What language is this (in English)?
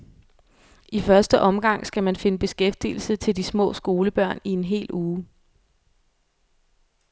Danish